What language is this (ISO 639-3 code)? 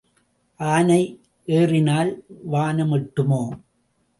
tam